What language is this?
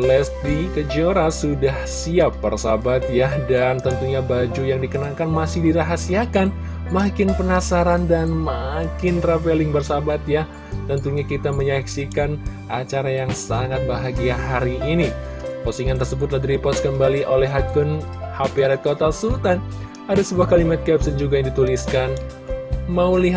Indonesian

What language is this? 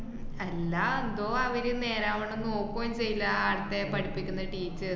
Malayalam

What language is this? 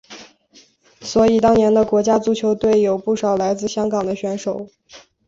Chinese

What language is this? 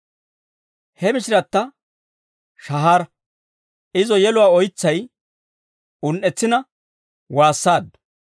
Dawro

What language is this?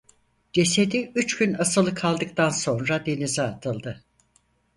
Turkish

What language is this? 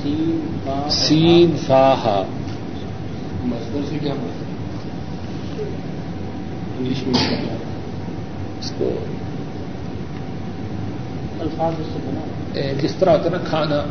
Urdu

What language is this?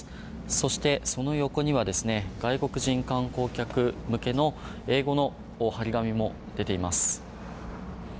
Japanese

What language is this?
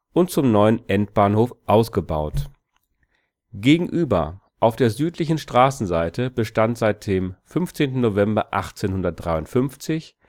German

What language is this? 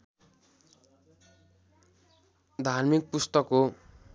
Nepali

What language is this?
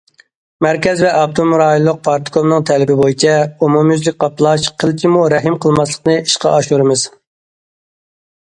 Uyghur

